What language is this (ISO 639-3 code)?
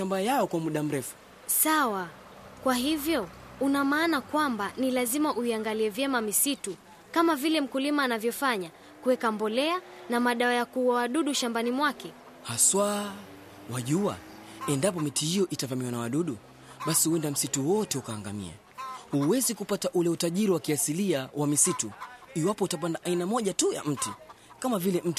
swa